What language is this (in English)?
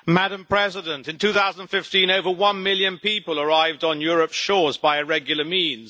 English